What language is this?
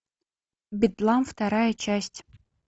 Russian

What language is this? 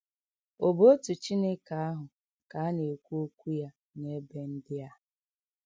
Igbo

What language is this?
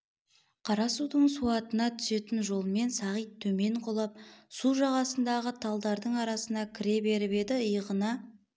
Kazakh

